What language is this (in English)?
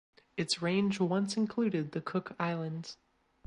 English